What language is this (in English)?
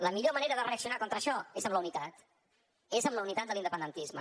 Catalan